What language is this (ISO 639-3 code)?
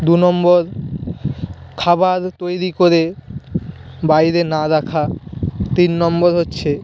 ben